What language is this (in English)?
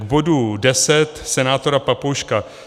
Czech